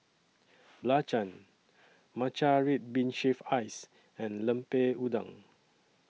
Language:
English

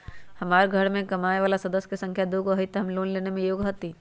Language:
Magahi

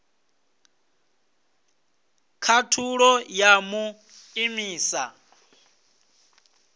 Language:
Venda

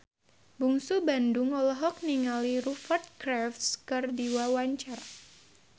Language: Sundanese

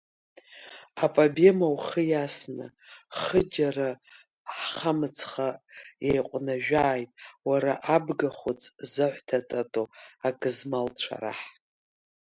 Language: Abkhazian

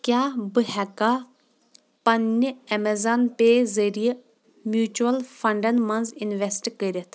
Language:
Kashmiri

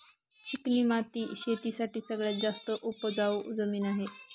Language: Marathi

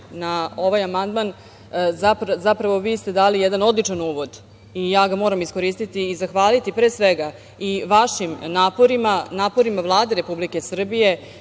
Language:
Serbian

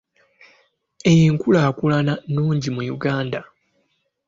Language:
Ganda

